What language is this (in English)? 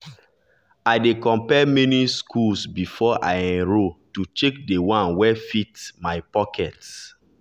Nigerian Pidgin